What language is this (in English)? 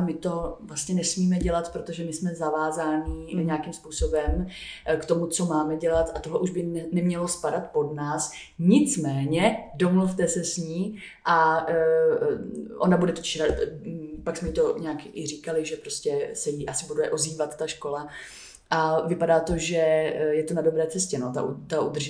Czech